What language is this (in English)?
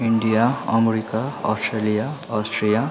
Nepali